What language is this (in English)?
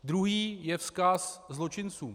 Czech